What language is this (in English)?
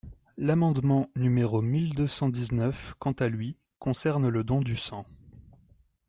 French